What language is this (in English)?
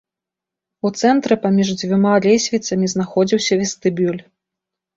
Belarusian